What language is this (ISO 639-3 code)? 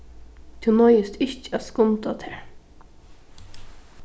fao